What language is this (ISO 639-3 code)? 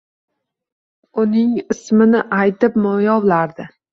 uzb